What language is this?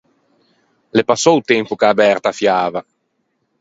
Ligurian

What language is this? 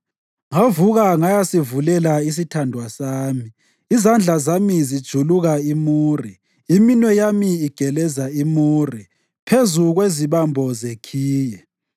North Ndebele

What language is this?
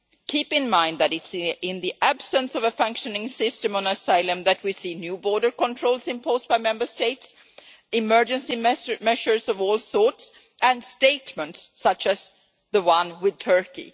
English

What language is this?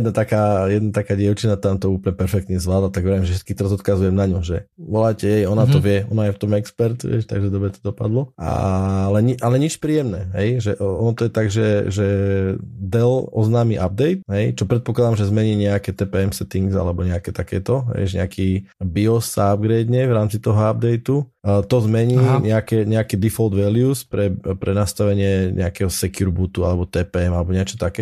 Slovak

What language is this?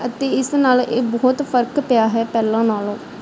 Punjabi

